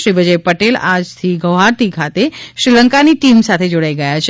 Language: Gujarati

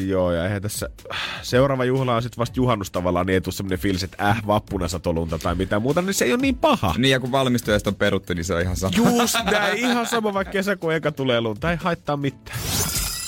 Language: Finnish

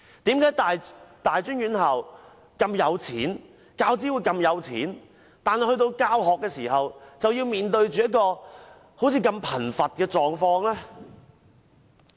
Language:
Cantonese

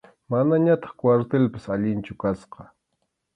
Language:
Arequipa-La Unión Quechua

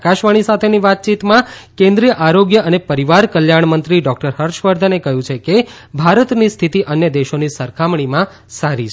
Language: Gujarati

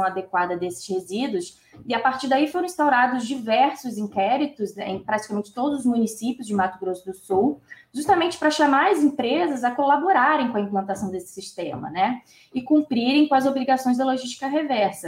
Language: Portuguese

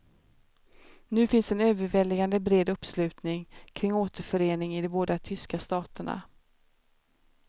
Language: Swedish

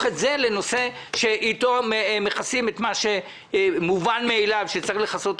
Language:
Hebrew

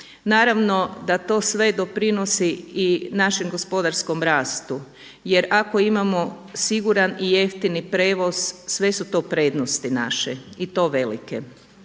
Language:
Croatian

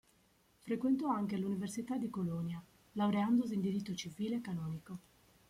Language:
Italian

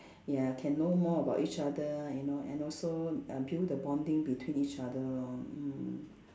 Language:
English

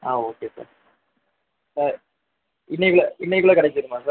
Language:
Tamil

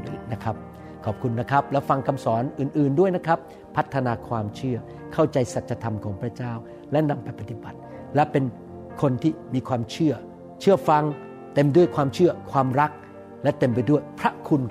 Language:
Thai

